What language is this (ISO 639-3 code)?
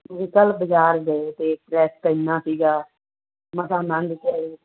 pan